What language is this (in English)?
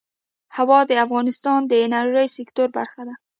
Pashto